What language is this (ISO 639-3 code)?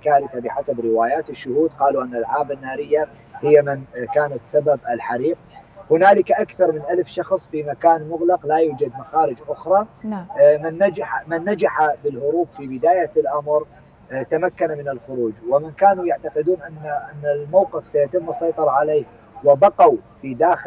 ara